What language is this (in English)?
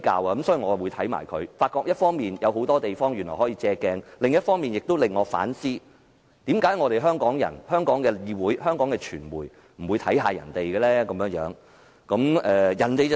Cantonese